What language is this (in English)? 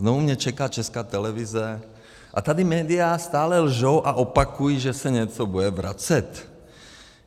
Czech